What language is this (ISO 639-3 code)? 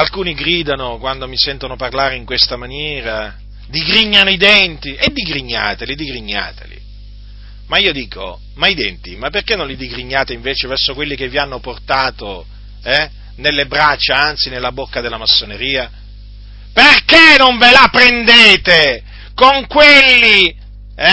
ita